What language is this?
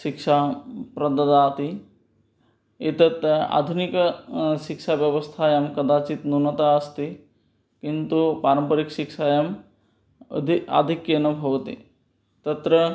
Sanskrit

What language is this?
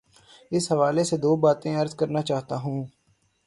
Urdu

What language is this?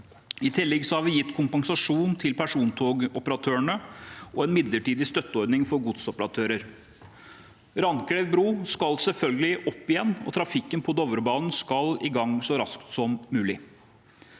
Norwegian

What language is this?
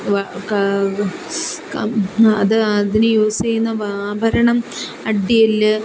Malayalam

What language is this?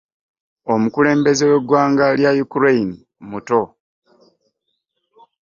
Ganda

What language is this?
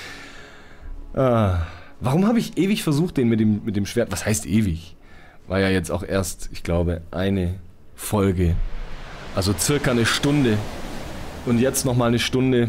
German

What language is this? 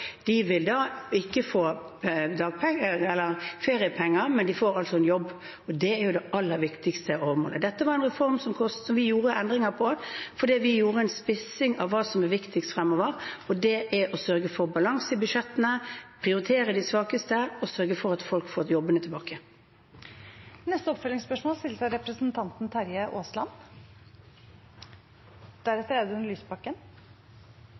Norwegian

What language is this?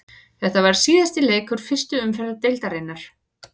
Icelandic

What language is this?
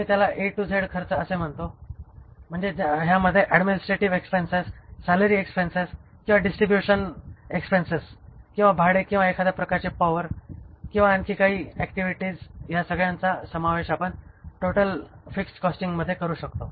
Marathi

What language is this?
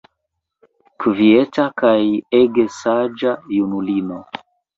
Esperanto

